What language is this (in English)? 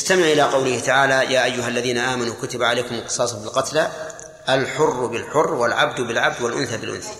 Arabic